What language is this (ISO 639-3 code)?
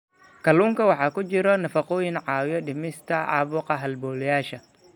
som